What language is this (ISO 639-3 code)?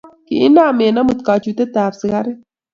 kln